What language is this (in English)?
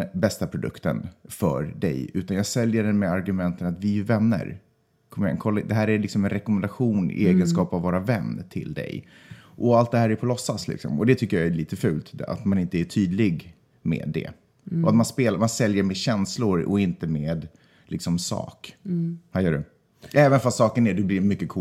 Swedish